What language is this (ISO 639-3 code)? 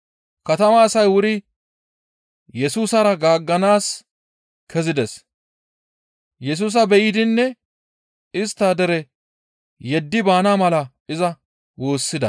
gmv